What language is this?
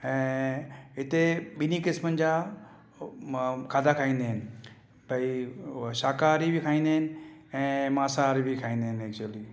Sindhi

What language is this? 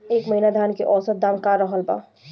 Bhojpuri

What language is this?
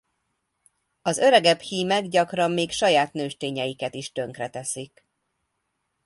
Hungarian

